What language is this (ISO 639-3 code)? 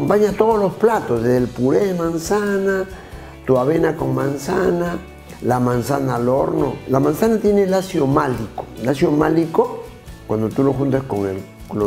spa